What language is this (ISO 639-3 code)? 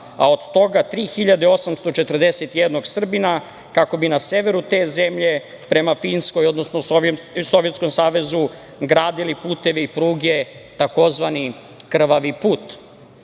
srp